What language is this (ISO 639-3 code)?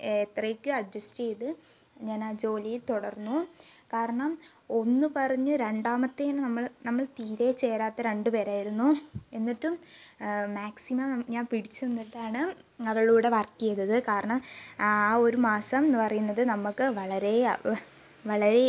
mal